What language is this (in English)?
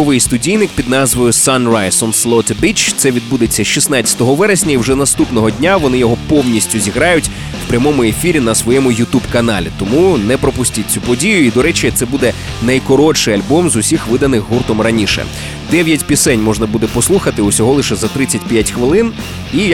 Ukrainian